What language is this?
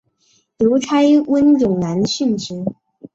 Chinese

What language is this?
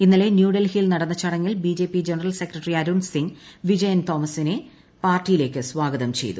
Malayalam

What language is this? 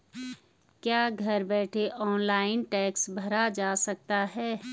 Hindi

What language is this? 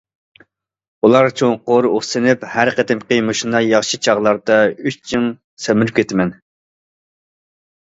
Uyghur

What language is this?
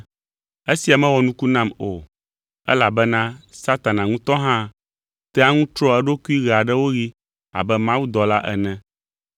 Ewe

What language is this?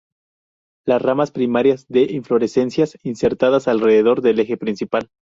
Spanish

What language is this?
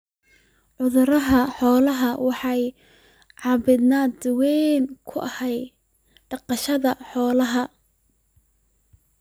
Somali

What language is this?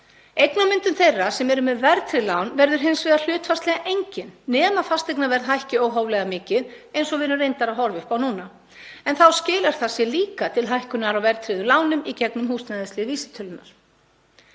Icelandic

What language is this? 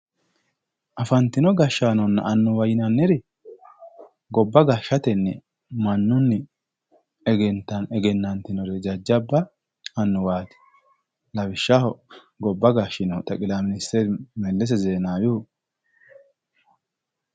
Sidamo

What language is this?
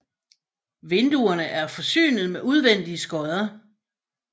Danish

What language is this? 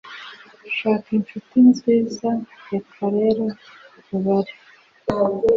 Kinyarwanda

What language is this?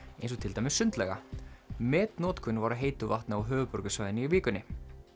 Icelandic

